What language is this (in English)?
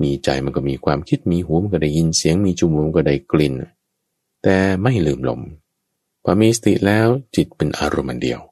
Thai